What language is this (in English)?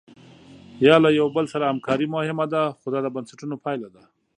Pashto